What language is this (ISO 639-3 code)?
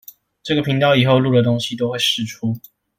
zho